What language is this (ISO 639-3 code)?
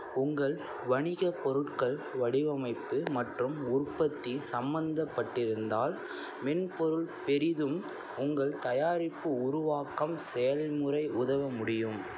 tam